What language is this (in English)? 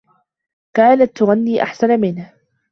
Arabic